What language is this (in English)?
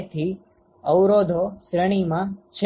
Gujarati